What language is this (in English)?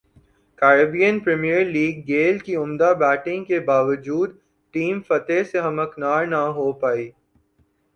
Urdu